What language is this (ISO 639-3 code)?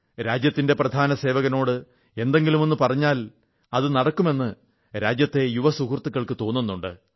mal